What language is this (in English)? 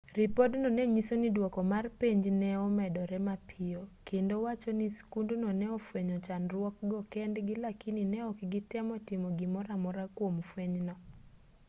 Luo (Kenya and Tanzania)